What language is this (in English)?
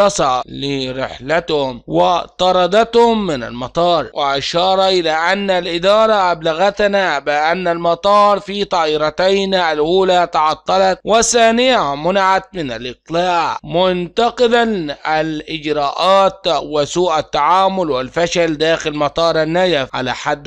Arabic